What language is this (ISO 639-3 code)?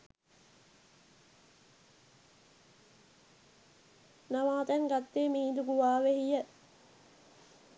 sin